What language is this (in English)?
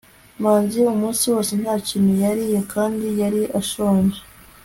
Kinyarwanda